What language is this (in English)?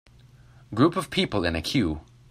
English